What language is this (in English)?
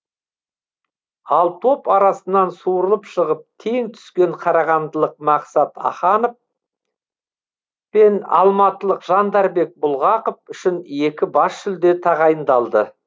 Kazakh